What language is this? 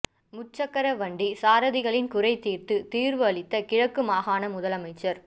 Tamil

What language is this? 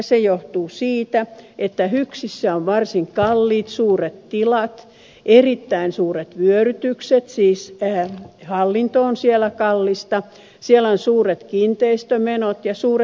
Finnish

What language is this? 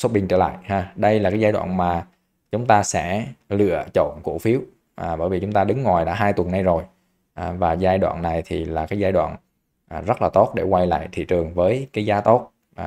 Vietnamese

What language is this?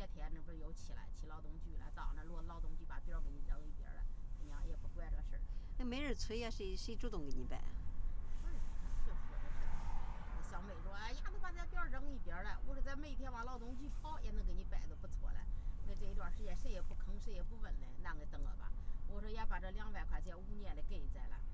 Chinese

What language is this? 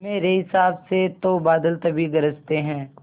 Hindi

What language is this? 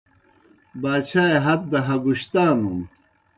Kohistani Shina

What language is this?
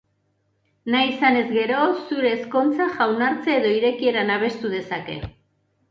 Basque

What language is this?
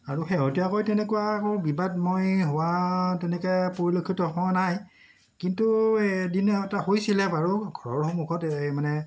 Assamese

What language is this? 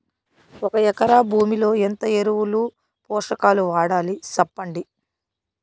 Telugu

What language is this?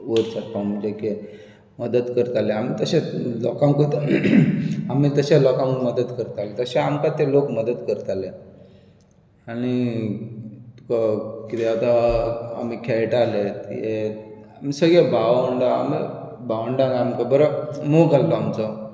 Konkani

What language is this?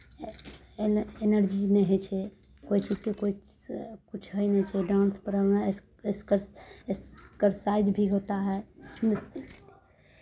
Maithili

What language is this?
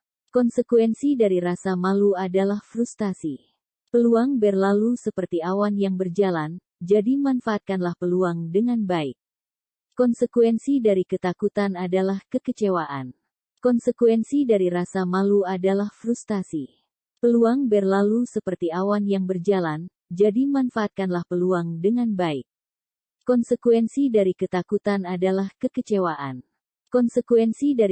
Indonesian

